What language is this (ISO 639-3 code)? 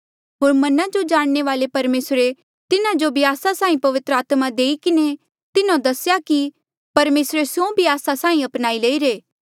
mjl